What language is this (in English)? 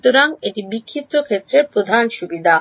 Bangla